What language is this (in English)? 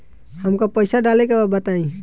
Bhojpuri